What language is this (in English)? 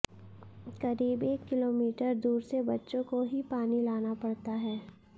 Hindi